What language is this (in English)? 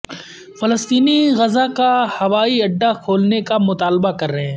Urdu